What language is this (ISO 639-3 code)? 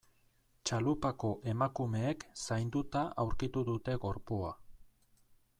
eus